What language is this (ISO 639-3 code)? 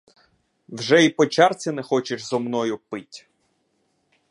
ukr